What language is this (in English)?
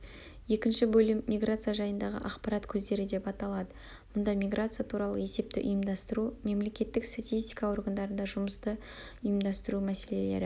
Kazakh